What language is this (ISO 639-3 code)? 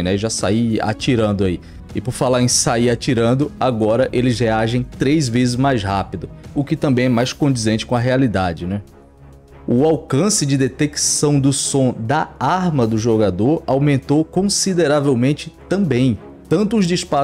por